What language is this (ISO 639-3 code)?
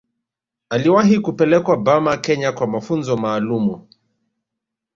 swa